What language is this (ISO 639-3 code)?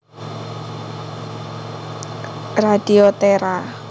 jav